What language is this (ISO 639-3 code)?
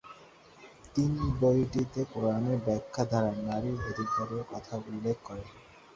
ben